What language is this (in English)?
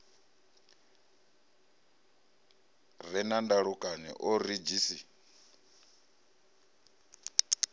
Venda